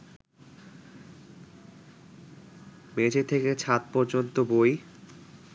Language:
Bangla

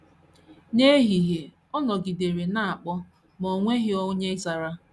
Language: Igbo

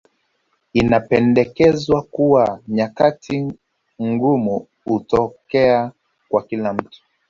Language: Swahili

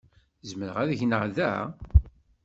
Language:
Kabyle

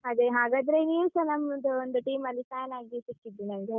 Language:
Kannada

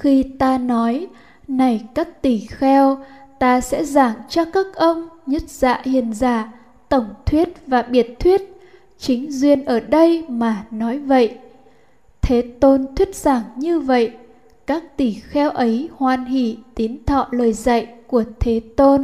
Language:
Vietnamese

